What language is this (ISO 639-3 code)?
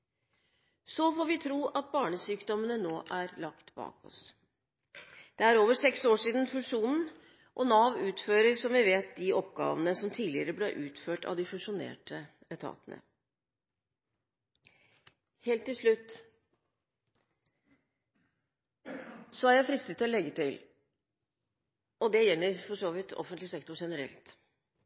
nob